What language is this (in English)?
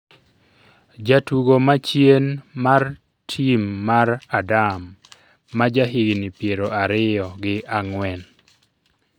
Luo (Kenya and Tanzania)